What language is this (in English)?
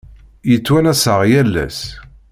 Kabyle